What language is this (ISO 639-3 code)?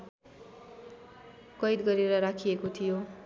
nep